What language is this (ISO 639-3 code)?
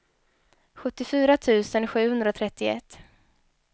swe